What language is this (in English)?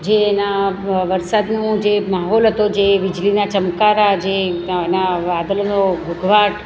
Gujarati